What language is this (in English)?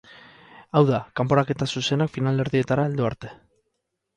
Basque